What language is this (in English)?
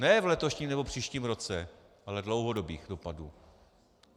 Czech